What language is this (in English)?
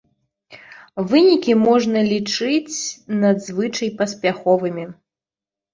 Belarusian